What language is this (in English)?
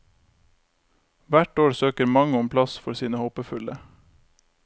Norwegian